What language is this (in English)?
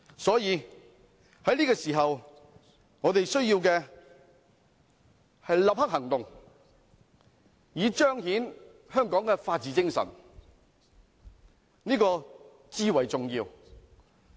Cantonese